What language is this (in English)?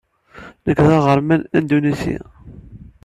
Kabyle